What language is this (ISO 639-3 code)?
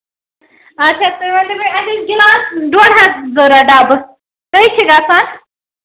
kas